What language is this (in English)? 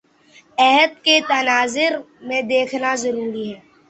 Urdu